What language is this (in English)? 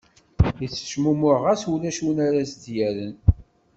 Kabyle